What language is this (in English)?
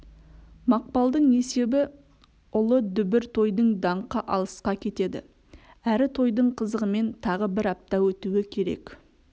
Kazakh